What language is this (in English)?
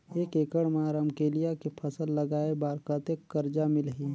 Chhattisgarhi